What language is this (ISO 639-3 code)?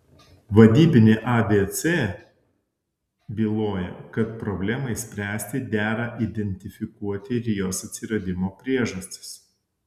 lit